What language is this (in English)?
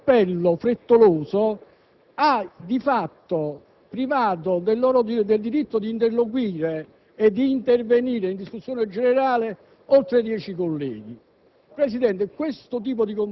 Italian